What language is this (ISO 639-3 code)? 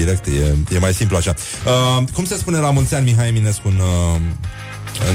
ron